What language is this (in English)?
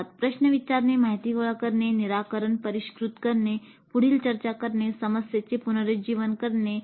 Marathi